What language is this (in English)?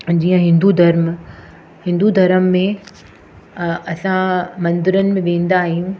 Sindhi